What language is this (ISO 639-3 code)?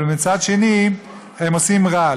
heb